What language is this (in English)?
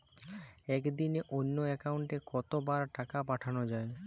Bangla